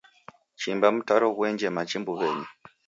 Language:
Taita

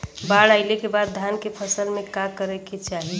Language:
Bhojpuri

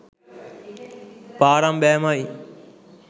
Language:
Sinhala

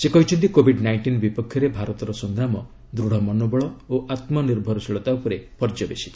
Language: Odia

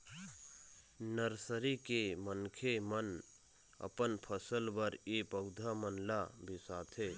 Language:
Chhattisgarhi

